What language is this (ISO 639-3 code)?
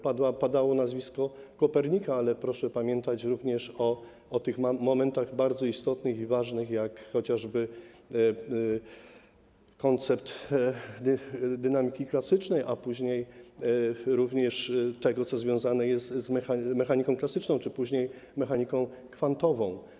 pol